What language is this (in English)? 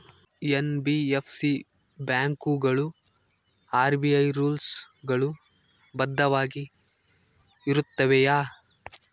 Kannada